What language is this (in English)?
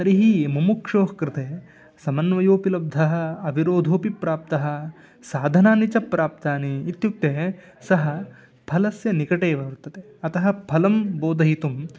Sanskrit